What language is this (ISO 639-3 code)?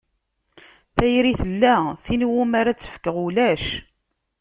kab